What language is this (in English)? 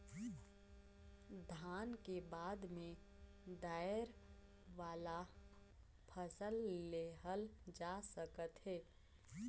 Chhattisgarhi